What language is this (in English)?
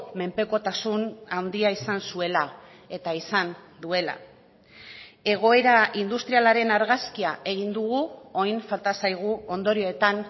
Basque